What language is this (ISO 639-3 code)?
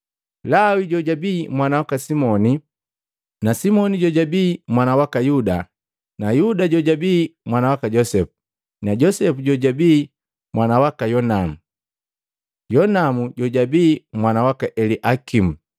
mgv